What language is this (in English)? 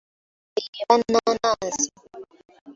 Ganda